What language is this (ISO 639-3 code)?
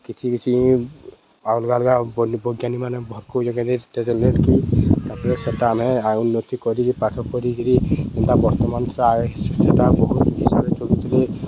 ori